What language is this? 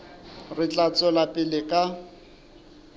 Southern Sotho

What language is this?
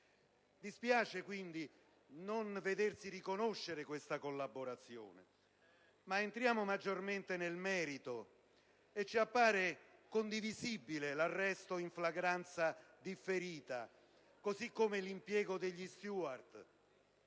Italian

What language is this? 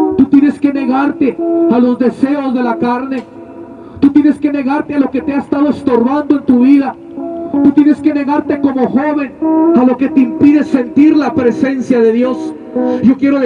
Spanish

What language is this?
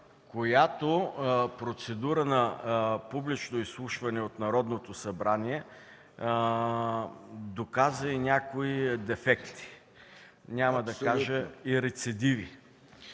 Bulgarian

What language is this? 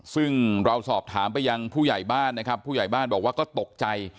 Thai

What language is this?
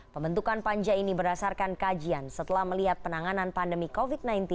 Indonesian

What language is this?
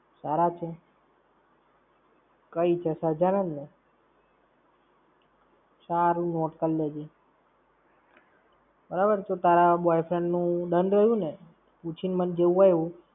Gujarati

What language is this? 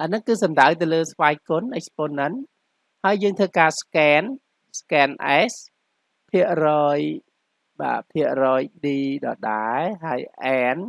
Vietnamese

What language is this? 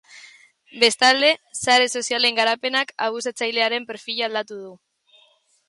Basque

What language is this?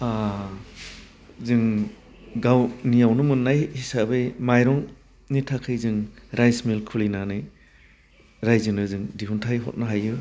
Bodo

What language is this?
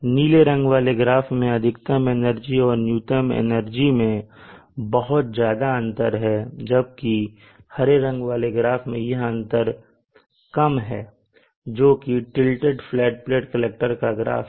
Hindi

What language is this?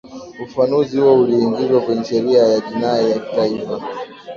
Swahili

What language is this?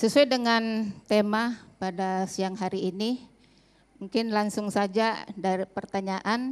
Indonesian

